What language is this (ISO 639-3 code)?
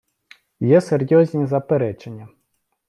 ukr